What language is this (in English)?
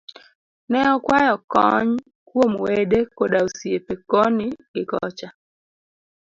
Luo (Kenya and Tanzania)